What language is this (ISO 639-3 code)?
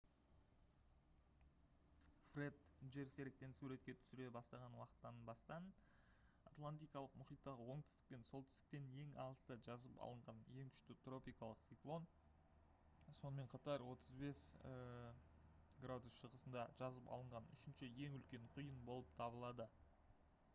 kaz